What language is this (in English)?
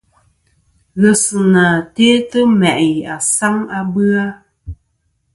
Kom